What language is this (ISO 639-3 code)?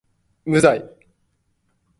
jpn